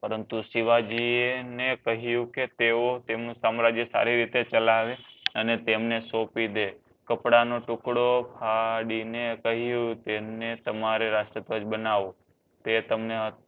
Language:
Gujarati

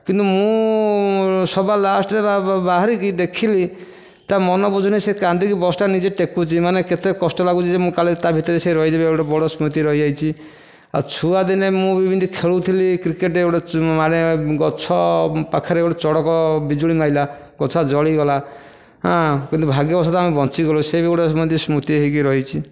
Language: Odia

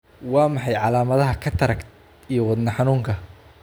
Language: Somali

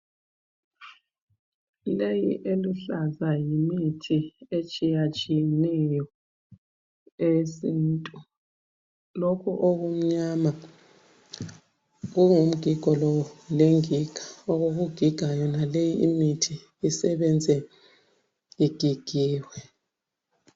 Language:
North Ndebele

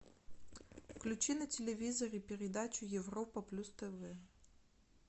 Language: Russian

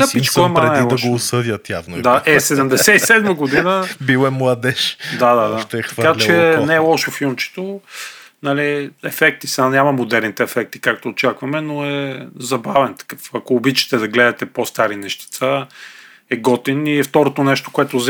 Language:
Bulgarian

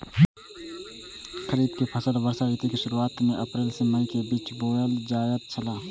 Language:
Maithili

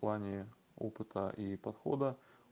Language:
Russian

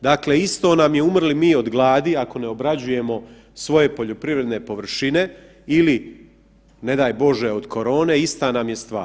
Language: Croatian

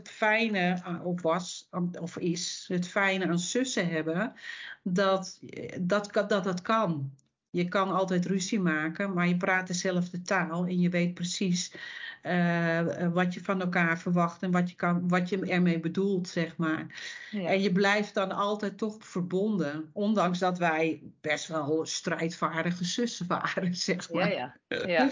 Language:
Dutch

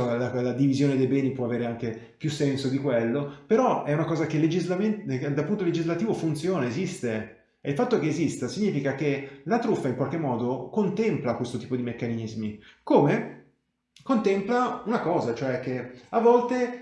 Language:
Italian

